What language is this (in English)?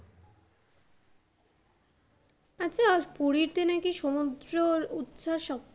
Bangla